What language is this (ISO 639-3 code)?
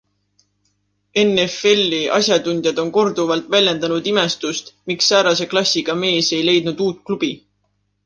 est